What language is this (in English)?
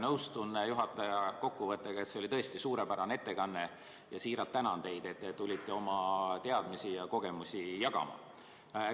Estonian